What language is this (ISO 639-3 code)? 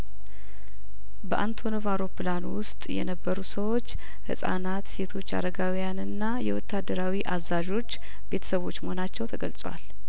amh